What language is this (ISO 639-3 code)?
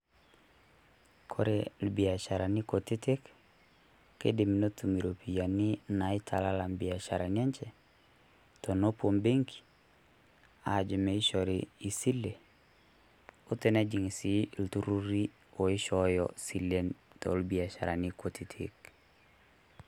mas